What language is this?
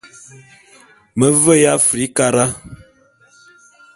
Bulu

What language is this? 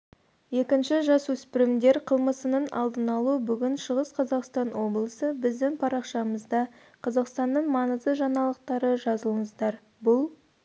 Kazakh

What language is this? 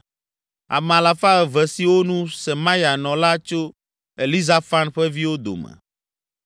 Ewe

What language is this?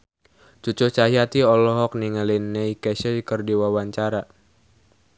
Sundanese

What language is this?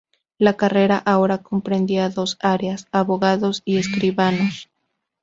Spanish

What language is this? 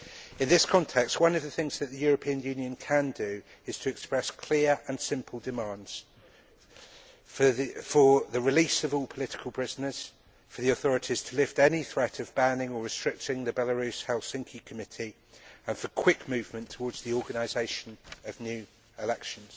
English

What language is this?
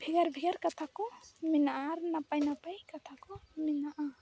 Santali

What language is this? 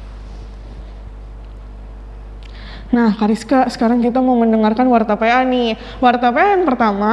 Indonesian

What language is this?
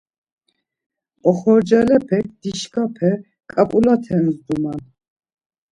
Laz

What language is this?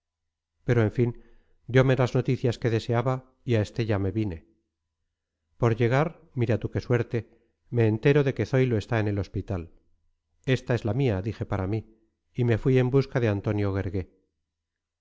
Spanish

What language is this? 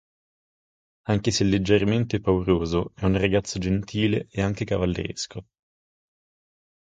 Italian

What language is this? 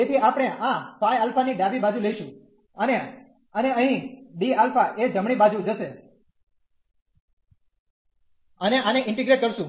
Gujarati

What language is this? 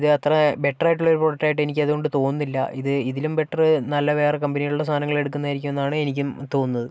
Malayalam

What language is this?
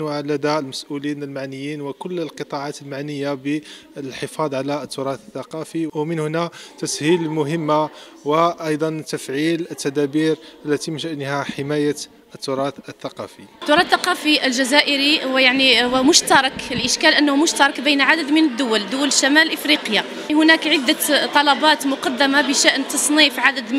Arabic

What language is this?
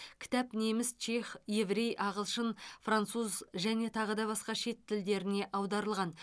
Kazakh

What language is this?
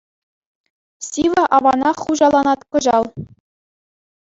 Chuvash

